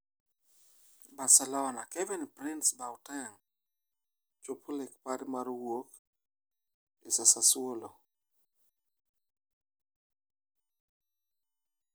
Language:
Luo (Kenya and Tanzania)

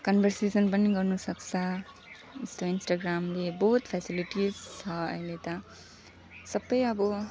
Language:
Nepali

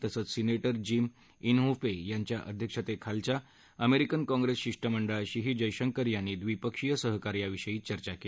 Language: Marathi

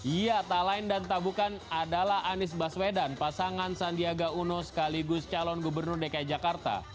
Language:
Indonesian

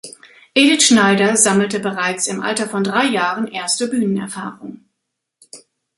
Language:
German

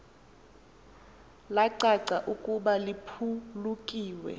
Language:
Xhosa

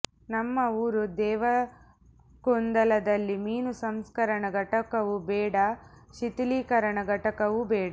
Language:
Kannada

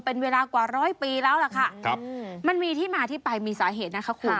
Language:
Thai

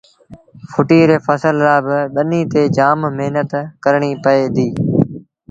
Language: Sindhi Bhil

